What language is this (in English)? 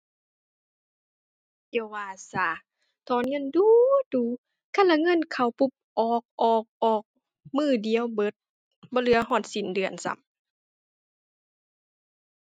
Thai